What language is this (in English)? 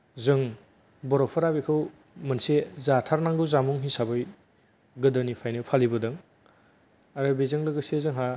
Bodo